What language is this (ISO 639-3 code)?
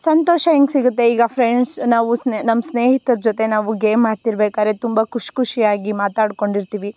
kan